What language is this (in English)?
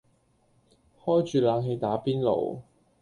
Cantonese